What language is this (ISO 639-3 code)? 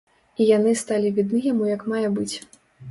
bel